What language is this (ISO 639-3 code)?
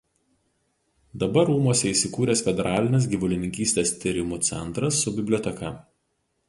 lit